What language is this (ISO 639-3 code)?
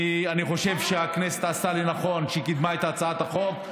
heb